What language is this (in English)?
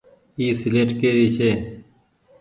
Goaria